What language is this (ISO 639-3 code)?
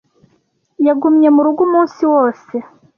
kin